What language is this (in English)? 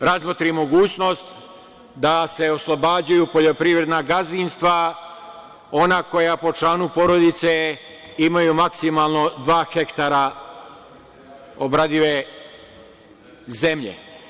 Serbian